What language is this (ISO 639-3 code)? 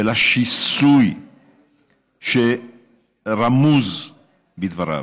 heb